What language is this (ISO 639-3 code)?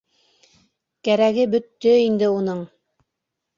bak